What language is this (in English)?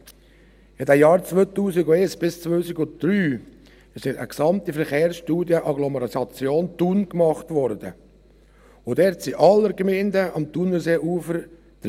Swiss German